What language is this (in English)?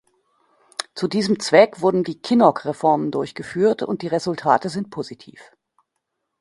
German